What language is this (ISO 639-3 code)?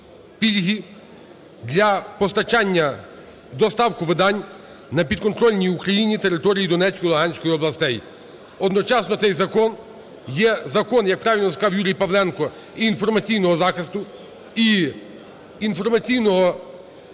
ukr